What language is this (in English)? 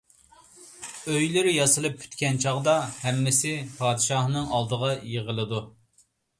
Uyghur